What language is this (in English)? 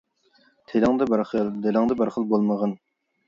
Uyghur